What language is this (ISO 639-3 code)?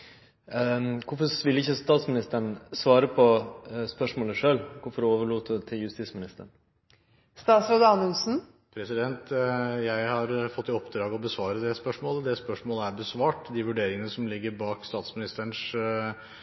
nor